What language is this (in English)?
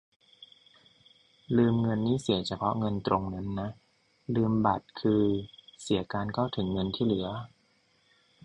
Thai